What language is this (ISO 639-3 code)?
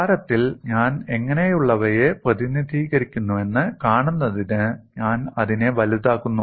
mal